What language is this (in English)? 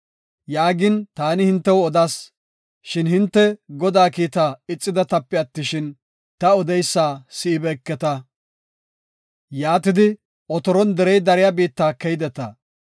Gofa